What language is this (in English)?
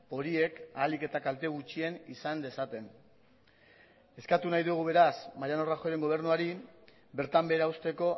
Basque